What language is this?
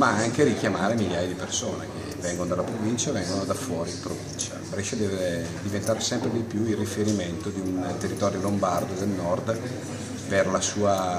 Italian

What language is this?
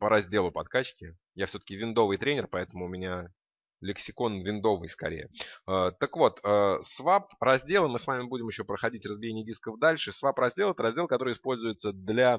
Russian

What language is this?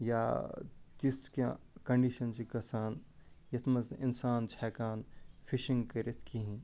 Kashmiri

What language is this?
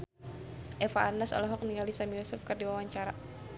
Sundanese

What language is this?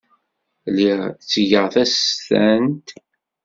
Kabyle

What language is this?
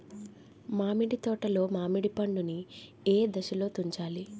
Telugu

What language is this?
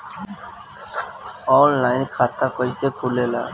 Bhojpuri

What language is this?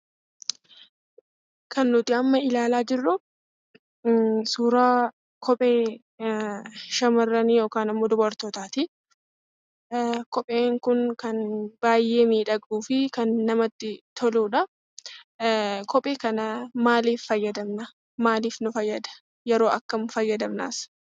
Oromo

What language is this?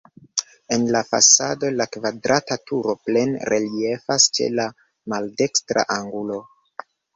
Esperanto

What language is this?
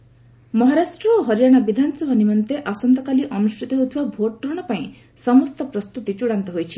Odia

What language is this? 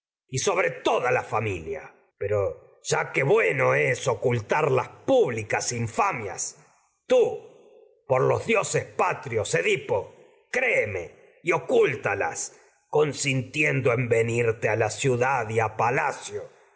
Spanish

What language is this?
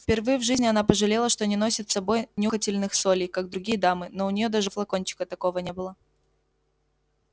Russian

